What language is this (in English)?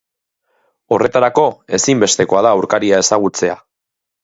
Basque